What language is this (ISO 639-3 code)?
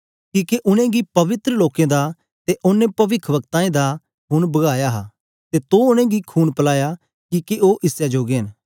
doi